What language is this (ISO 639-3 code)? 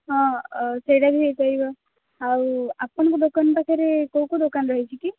ori